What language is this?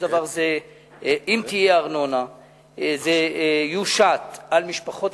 Hebrew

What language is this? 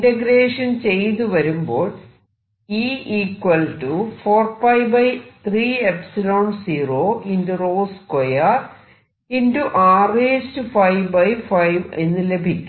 Malayalam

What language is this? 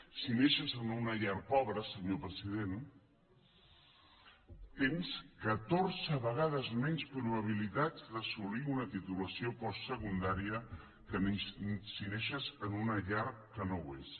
Catalan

